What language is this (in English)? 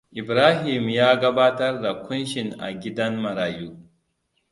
Hausa